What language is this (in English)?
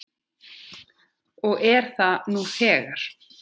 Icelandic